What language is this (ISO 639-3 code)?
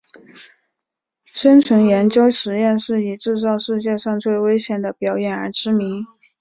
zho